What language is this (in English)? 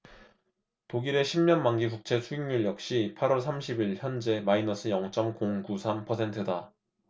Korean